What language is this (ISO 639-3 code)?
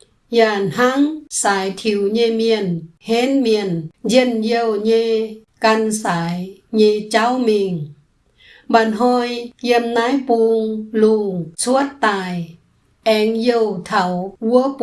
vie